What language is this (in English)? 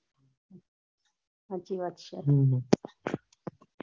Gujarati